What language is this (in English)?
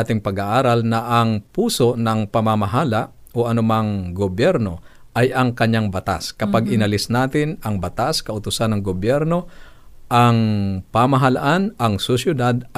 Filipino